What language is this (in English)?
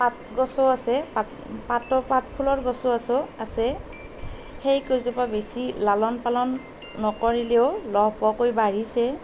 Assamese